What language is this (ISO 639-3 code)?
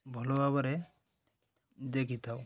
ori